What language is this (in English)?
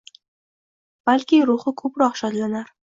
Uzbek